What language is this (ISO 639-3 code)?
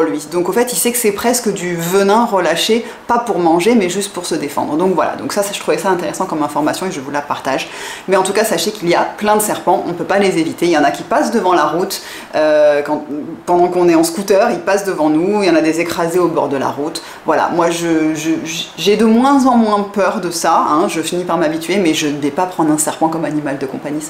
fra